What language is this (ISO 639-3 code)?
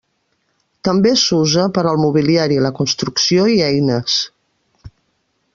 cat